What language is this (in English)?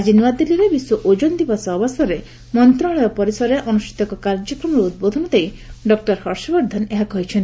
Odia